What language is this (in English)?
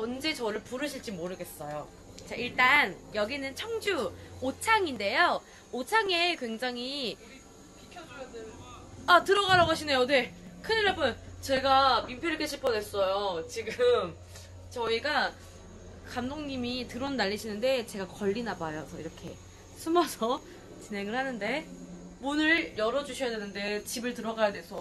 Korean